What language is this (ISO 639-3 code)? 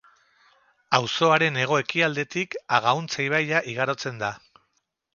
eus